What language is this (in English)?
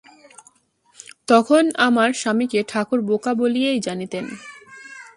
Bangla